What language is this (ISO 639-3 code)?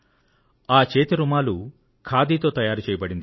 tel